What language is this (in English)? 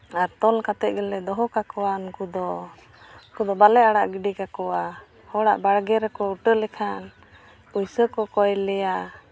Santali